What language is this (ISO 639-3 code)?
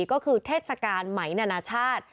tha